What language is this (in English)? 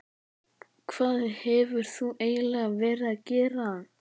Icelandic